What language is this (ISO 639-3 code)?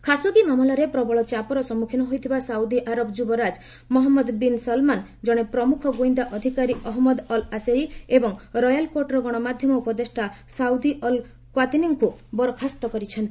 ori